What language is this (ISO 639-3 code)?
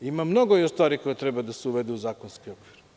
srp